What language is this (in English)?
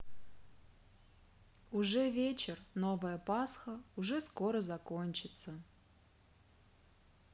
Russian